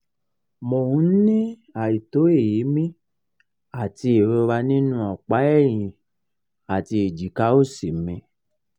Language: Yoruba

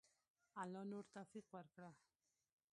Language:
Pashto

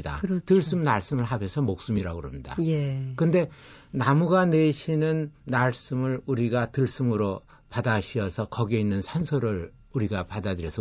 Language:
Korean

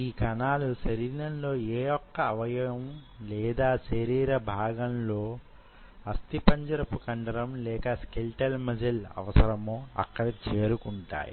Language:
Telugu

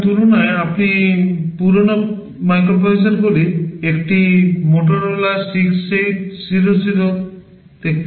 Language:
Bangla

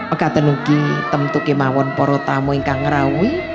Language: Indonesian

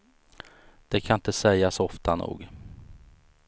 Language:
Swedish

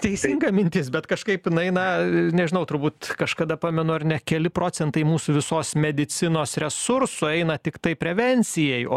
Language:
Lithuanian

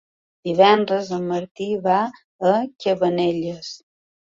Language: Catalan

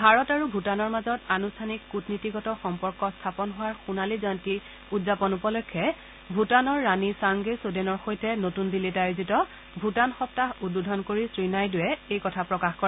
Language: Assamese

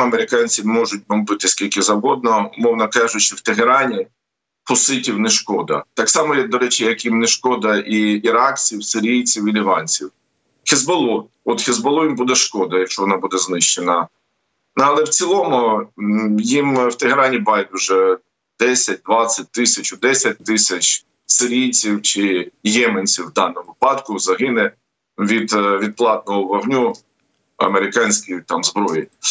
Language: Ukrainian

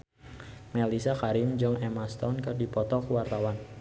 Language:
Sundanese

